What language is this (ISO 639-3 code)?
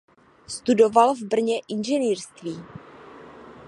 ces